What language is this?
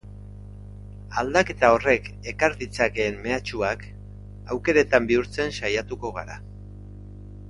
Basque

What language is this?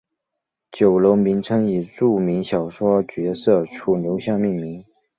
Chinese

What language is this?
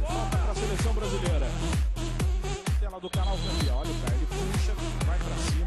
Portuguese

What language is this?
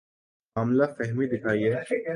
Urdu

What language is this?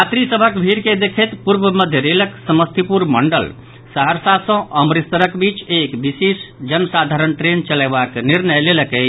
Maithili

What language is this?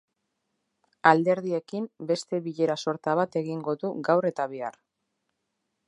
Basque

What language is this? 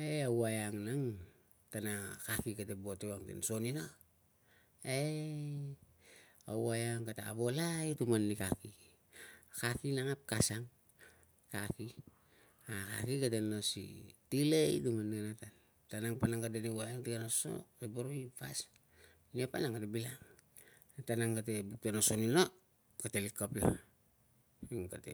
Tungag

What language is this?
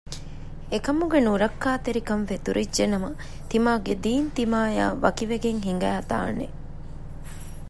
Divehi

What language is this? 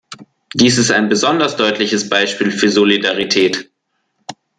German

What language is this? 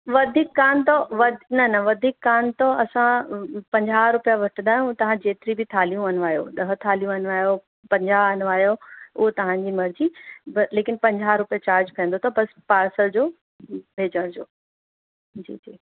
Sindhi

